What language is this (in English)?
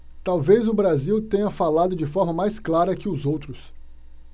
Portuguese